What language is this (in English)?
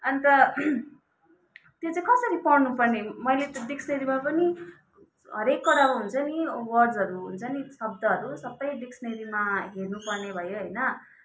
Nepali